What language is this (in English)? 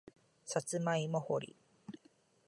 Japanese